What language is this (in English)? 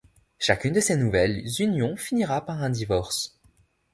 French